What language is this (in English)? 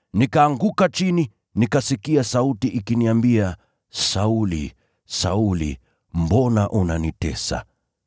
Swahili